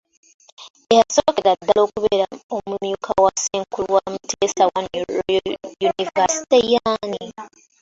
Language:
Ganda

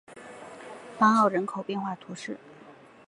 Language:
Chinese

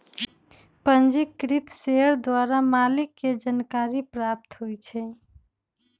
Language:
Magahi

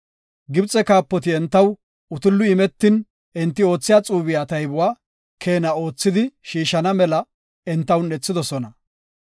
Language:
Gofa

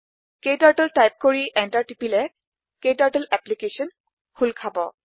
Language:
Assamese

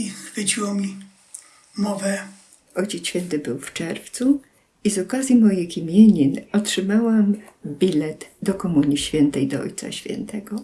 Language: Polish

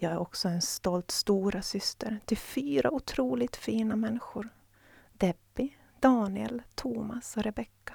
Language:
Swedish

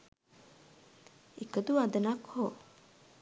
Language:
Sinhala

